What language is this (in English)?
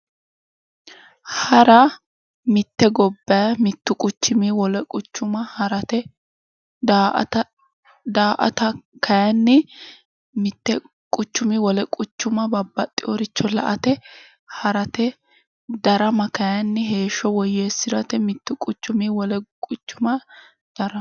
Sidamo